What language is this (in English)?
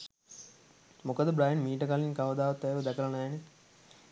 Sinhala